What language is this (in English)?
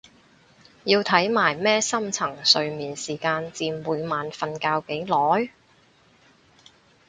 Cantonese